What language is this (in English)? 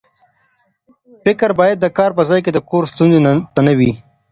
Pashto